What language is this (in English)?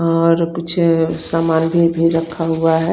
Hindi